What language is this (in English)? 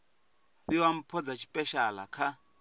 Venda